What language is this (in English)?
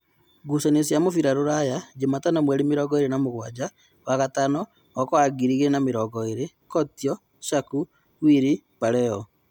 Kikuyu